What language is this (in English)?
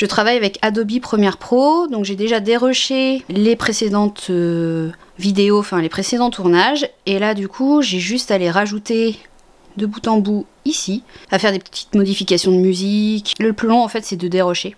French